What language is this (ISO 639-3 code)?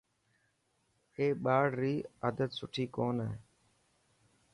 mki